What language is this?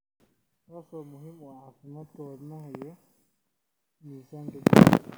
Somali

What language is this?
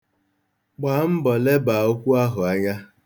Igbo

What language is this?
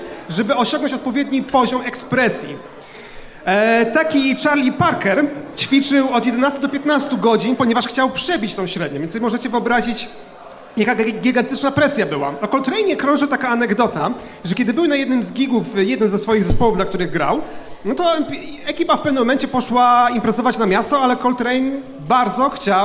Polish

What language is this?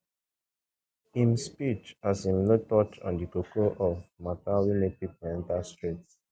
Nigerian Pidgin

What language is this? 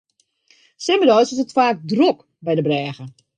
Western Frisian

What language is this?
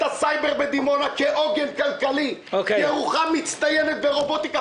Hebrew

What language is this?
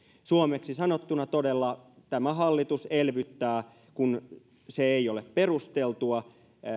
Finnish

